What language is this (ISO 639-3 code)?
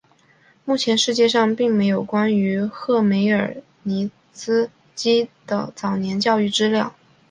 zho